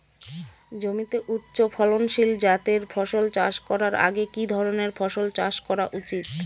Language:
Bangla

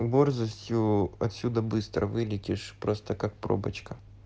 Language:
Russian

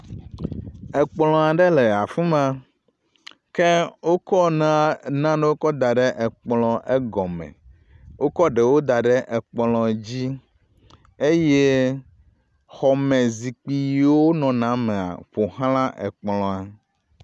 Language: Ewe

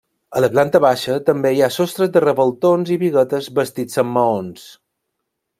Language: Catalan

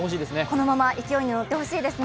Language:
Japanese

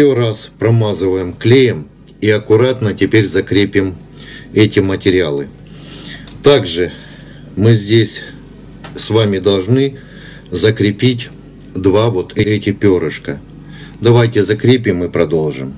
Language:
Russian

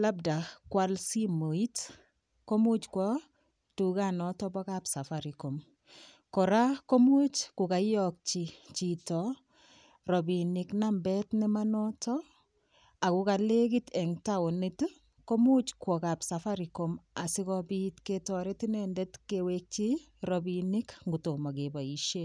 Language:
Kalenjin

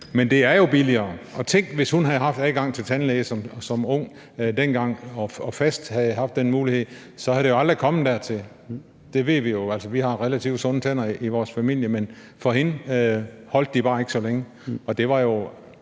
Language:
Danish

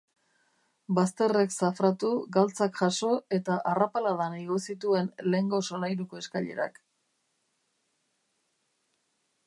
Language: Basque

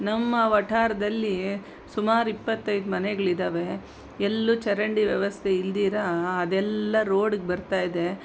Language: Kannada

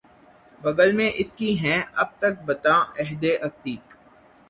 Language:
Urdu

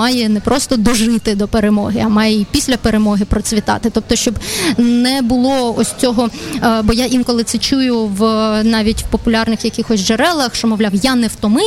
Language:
Ukrainian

